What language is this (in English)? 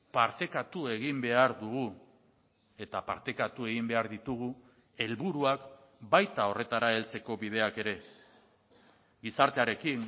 Basque